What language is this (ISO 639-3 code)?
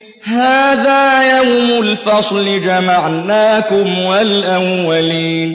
ara